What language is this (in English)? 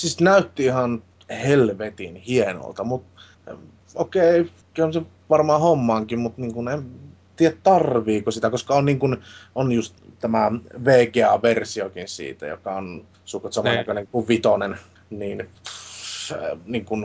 Finnish